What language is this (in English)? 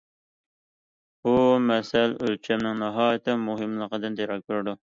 Uyghur